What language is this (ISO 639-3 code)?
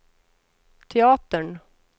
swe